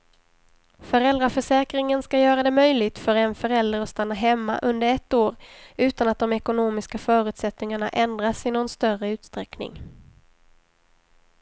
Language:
Swedish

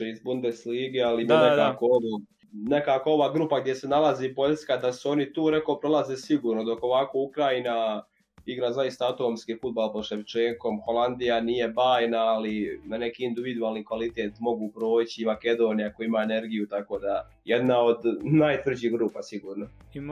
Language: Croatian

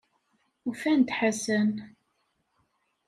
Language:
Kabyle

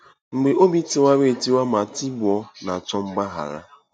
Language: Igbo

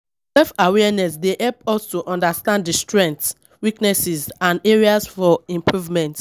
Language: Nigerian Pidgin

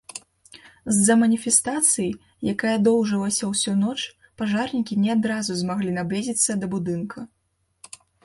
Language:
Belarusian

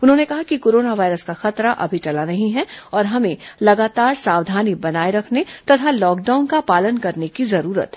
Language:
Hindi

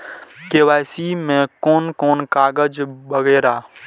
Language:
Maithili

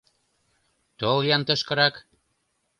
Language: Mari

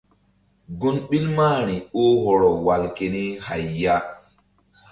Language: Mbum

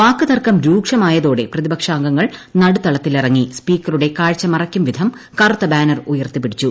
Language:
Malayalam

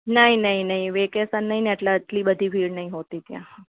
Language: Gujarati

